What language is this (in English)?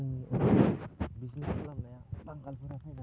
Bodo